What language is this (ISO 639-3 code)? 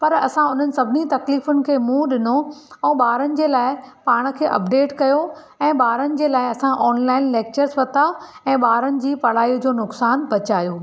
snd